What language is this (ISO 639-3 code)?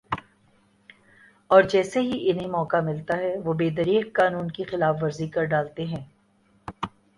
urd